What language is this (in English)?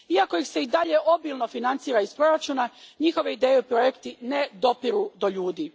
Croatian